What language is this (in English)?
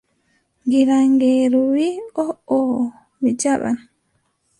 Adamawa Fulfulde